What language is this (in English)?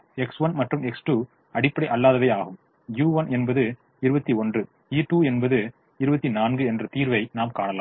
Tamil